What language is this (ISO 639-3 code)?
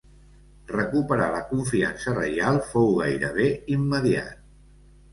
cat